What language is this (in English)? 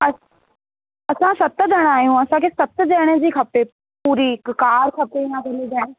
Sindhi